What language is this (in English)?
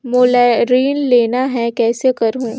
Chhattisgarhi